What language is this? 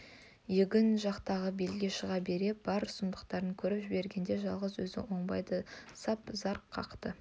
Kazakh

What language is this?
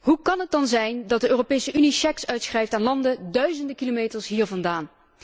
Dutch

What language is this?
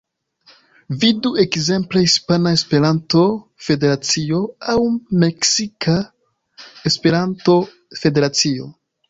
Esperanto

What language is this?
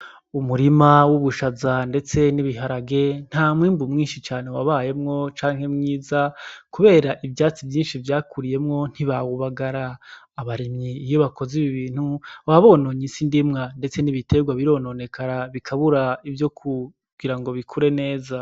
Rundi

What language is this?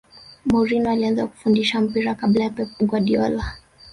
Swahili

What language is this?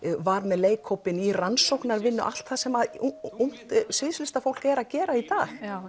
Icelandic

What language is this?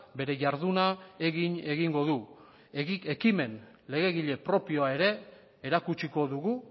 Basque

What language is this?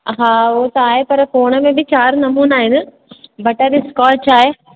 Sindhi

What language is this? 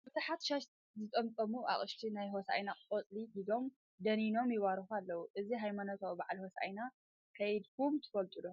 Tigrinya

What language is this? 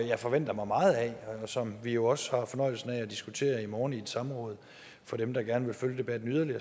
Danish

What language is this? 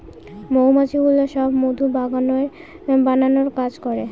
Bangla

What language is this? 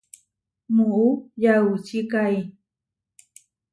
Huarijio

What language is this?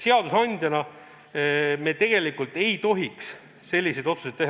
Estonian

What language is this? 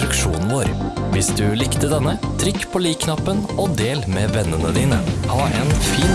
Norwegian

